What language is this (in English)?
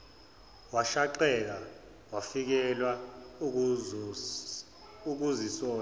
Zulu